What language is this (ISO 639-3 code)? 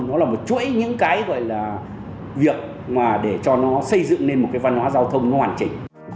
vie